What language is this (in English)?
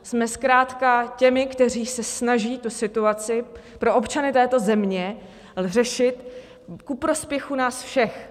Czech